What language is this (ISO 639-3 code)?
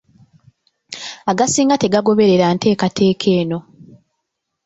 lug